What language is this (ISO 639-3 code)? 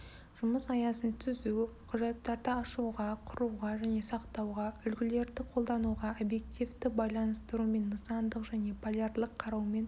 kaz